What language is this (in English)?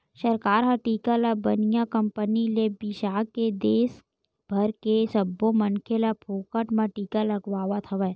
Chhattisgarhi